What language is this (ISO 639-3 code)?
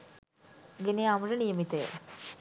sin